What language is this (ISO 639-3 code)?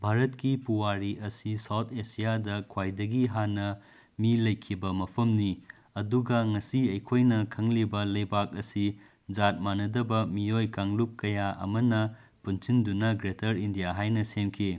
mni